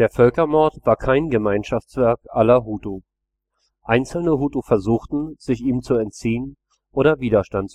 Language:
German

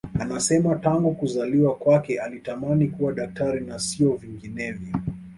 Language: Swahili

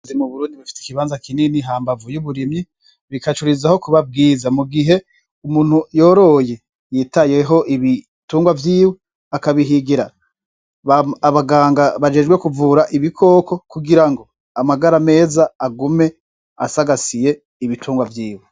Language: Rundi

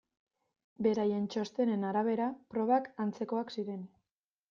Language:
Basque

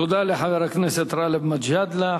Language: Hebrew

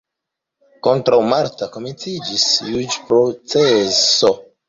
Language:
Esperanto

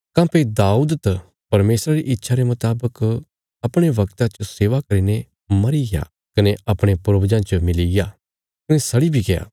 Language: Bilaspuri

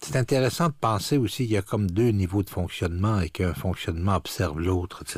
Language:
French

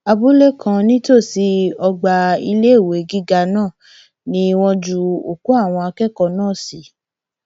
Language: Yoruba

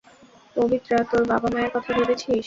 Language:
Bangla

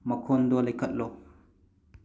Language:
Manipuri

